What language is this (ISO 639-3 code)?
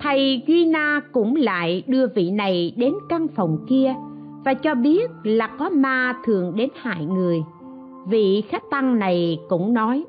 vie